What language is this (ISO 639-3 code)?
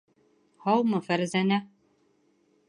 bak